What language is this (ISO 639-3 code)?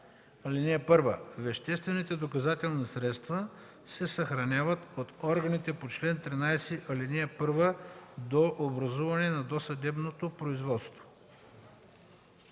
bul